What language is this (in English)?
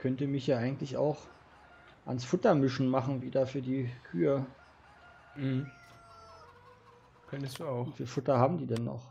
German